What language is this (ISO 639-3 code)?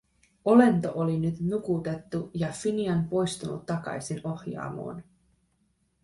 fin